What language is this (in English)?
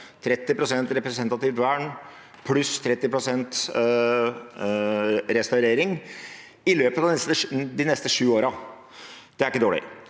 Norwegian